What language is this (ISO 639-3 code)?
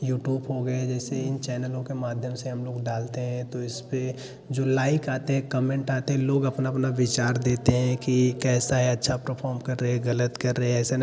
hin